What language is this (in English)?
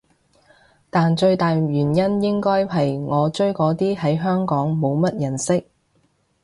Cantonese